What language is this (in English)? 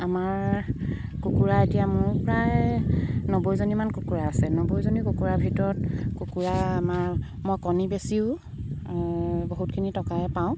Assamese